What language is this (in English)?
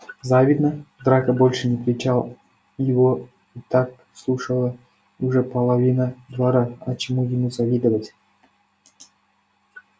Russian